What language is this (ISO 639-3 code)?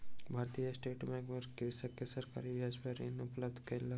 mai